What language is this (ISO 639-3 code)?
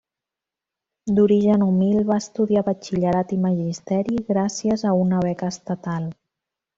cat